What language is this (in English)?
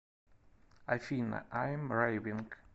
Russian